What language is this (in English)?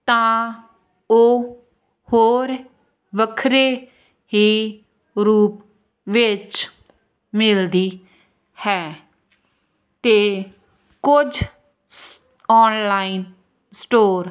Punjabi